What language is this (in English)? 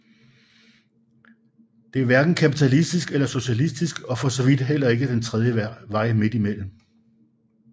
Danish